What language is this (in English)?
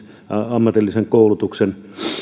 Finnish